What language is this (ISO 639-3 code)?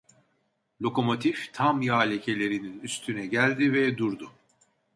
tur